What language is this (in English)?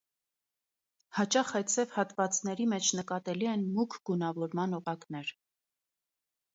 Armenian